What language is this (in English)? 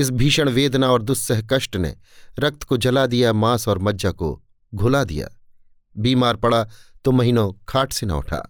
Hindi